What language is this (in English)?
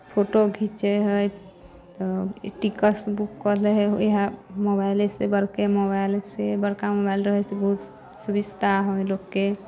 Maithili